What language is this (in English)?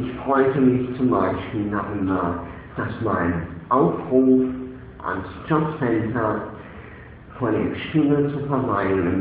German